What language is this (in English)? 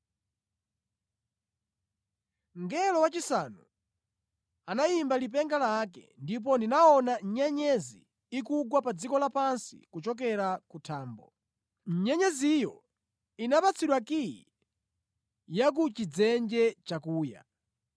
Nyanja